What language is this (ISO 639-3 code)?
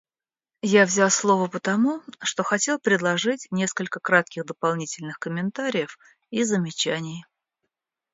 rus